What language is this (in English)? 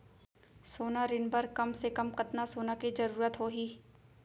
Chhattisgarhi